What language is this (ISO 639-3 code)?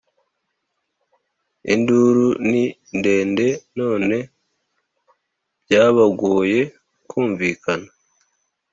kin